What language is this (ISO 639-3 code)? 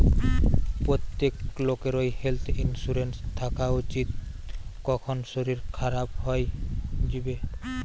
ben